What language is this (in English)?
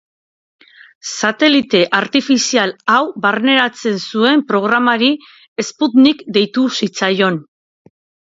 Basque